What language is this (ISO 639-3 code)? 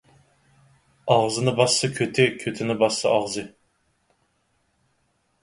uig